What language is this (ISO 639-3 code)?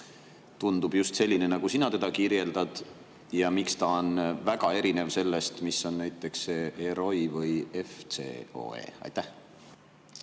est